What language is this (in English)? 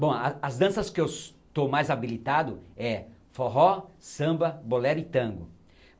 Portuguese